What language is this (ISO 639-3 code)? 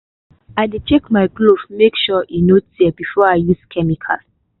pcm